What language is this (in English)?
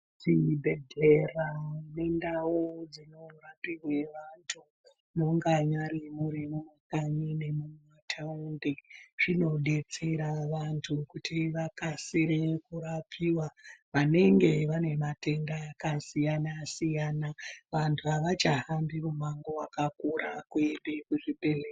Ndau